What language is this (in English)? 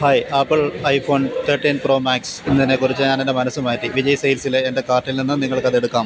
Malayalam